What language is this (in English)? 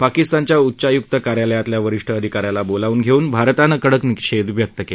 Marathi